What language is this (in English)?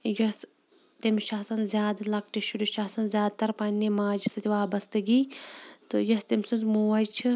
Kashmiri